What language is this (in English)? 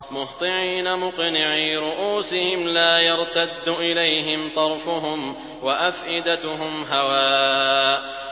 Arabic